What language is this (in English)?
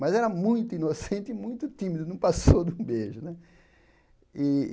Portuguese